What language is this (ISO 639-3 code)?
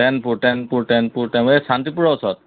asm